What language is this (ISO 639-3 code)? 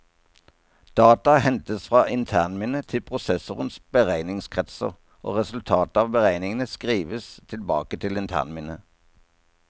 nor